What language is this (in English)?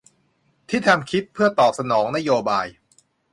Thai